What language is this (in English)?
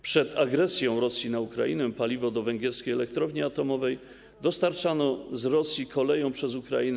Polish